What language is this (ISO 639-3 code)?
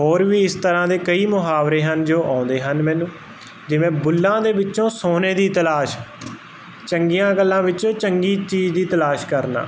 pan